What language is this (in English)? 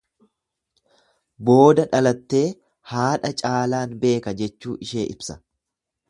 Oromo